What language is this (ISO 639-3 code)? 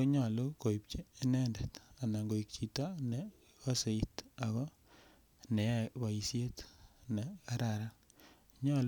kln